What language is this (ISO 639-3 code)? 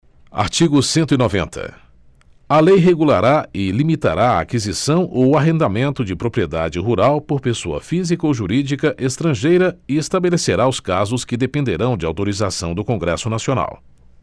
por